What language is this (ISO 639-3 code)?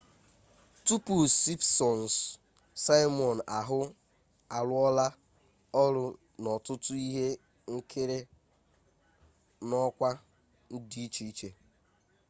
ibo